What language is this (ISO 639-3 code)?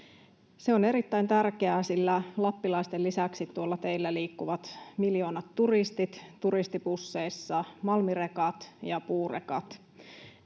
fin